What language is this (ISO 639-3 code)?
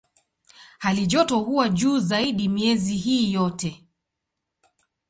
swa